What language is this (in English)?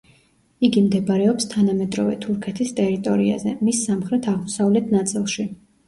Georgian